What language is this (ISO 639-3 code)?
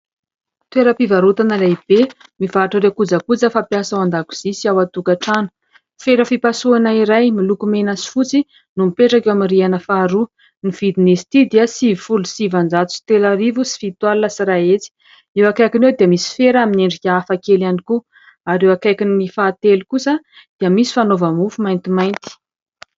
mlg